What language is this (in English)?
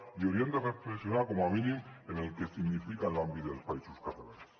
Catalan